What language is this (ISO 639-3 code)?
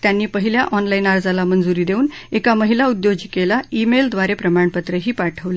mar